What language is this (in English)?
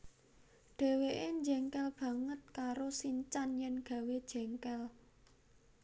Javanese